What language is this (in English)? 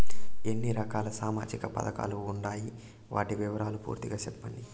Telugu